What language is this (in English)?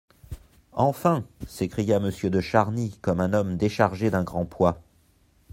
French